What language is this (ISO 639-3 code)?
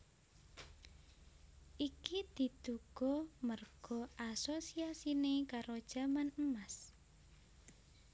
jav